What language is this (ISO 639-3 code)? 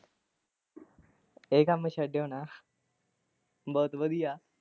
pan